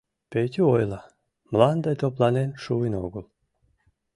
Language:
Mari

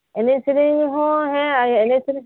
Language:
Santali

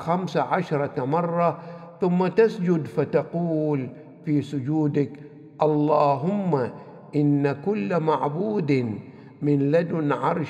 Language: Arabic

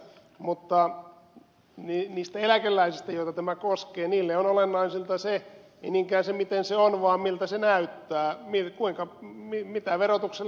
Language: Finnish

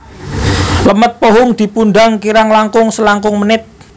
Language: Javanese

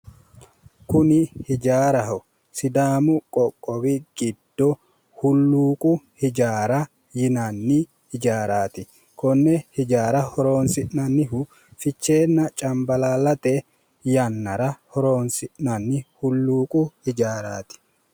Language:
Sidamo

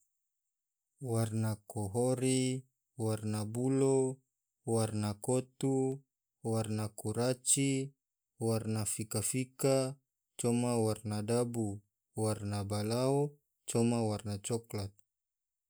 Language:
Tidore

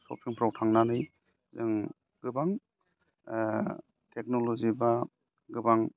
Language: Bodo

